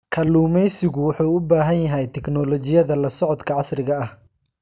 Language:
Somali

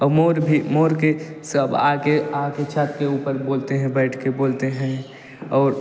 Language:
Hindi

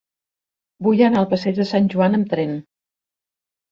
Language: Catalan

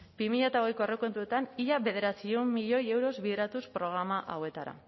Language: Basque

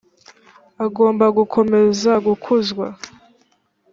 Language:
Kinyarwanda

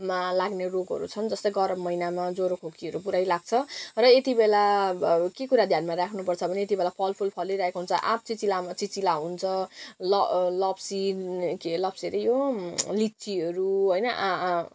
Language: Nepali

